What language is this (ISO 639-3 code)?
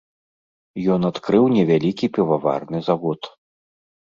bel